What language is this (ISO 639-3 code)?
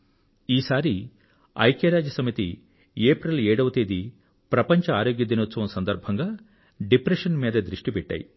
tel